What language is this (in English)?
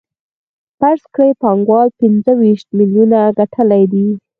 Pashto